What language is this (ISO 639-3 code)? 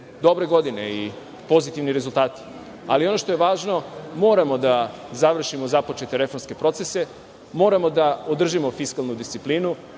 srp